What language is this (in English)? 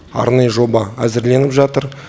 Kazakh